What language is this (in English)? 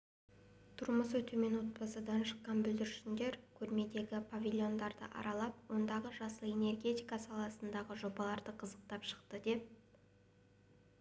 Kazakh